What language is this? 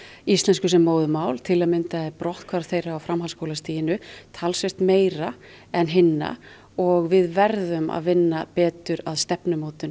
Icelandic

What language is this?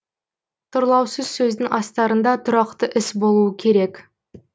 Kazakh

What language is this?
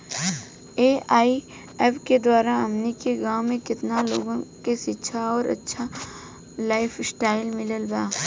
Bhojpuri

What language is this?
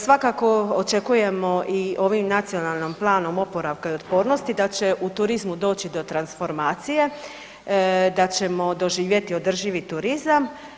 Croatian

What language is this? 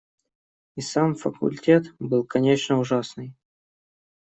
Russian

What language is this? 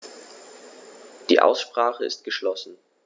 German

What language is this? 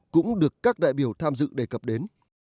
Vietnamese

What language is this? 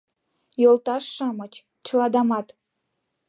Mari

